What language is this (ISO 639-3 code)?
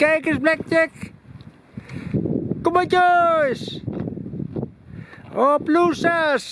nld